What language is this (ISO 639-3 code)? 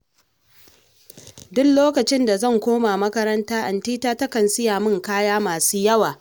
hau